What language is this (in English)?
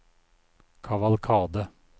Norwegian